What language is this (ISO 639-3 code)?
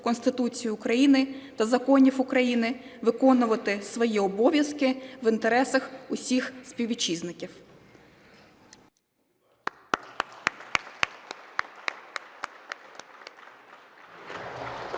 ukr